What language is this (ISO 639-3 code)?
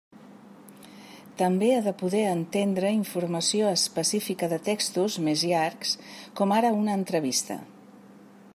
cat